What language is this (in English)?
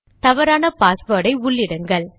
Tamil